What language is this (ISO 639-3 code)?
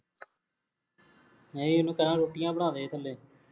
pan